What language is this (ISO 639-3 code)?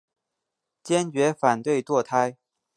zho